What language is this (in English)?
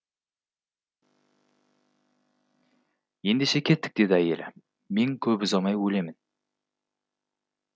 Kazakh